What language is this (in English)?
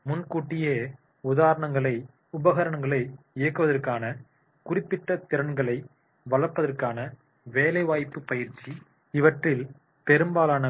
Tamil